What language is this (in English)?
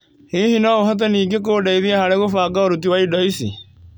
Kikuyu